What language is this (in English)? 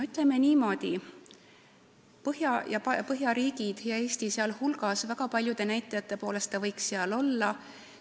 Estonian